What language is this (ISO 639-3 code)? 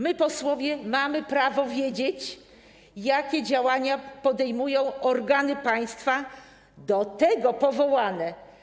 pol